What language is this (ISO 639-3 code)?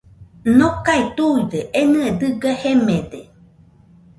hux